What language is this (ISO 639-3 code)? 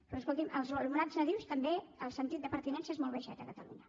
cat